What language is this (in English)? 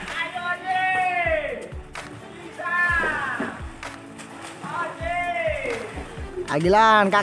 Indonesian